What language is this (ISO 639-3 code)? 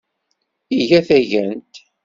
kab